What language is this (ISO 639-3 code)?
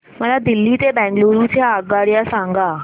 mar